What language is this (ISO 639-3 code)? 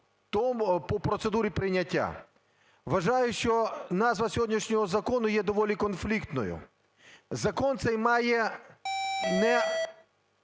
ukr